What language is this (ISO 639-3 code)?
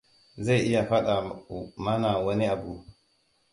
hau